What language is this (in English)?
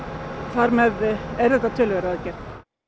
Icelandic